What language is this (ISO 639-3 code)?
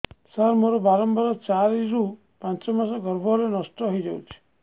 ori